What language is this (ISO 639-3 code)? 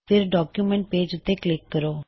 pan